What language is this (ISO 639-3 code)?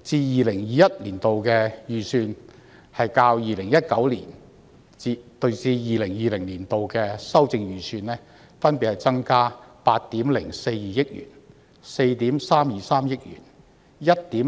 yue